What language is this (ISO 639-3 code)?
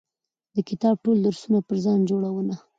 pus